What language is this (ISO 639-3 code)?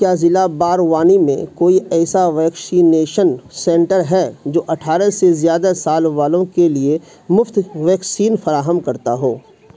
urd